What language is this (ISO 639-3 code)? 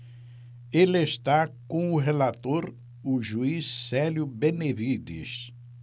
por